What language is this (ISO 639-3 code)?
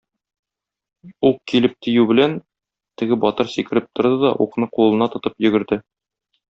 tat